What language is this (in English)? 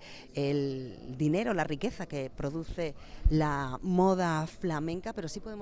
Spanish